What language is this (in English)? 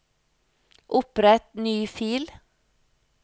Norwegian